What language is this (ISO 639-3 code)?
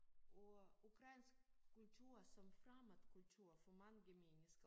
dan